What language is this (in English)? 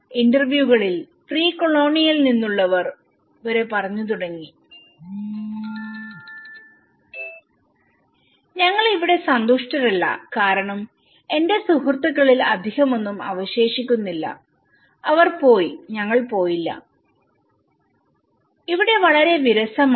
Malayalam